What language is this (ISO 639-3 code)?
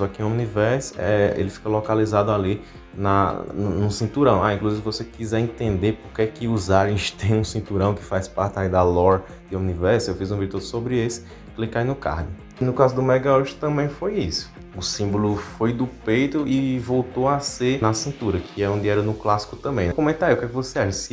por